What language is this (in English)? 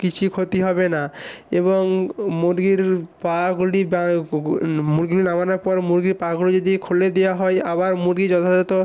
Bangla